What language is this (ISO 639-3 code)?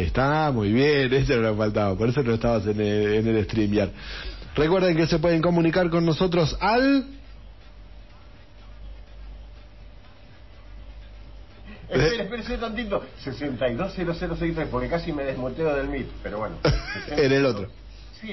spa